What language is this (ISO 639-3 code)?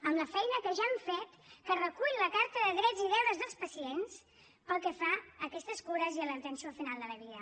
cat